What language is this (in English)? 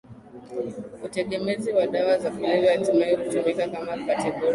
Swahili